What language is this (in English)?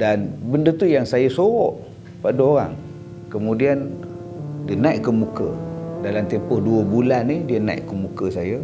Malay